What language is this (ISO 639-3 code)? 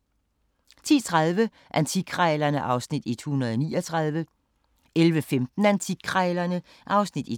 dan